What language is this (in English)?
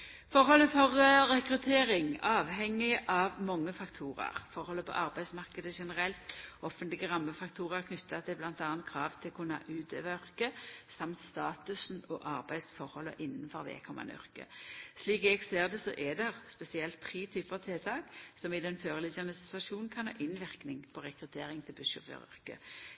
Norwegian Nynorsk